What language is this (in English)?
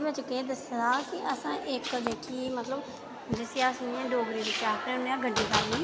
Dogri